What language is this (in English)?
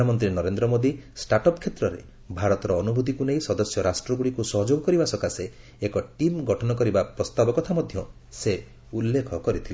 Odia